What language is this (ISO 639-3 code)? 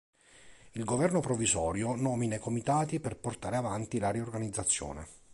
ita